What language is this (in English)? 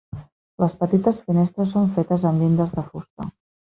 Catalan